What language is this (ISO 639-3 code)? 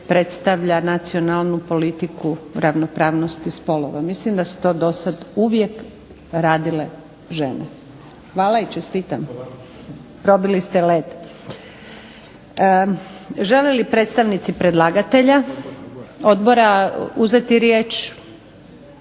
hrv